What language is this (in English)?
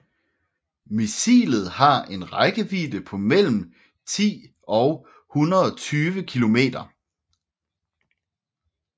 Danish